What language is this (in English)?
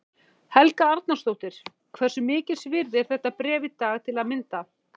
Icelandic